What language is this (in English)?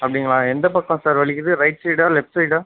Tamil